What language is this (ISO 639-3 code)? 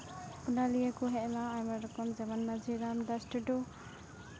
sat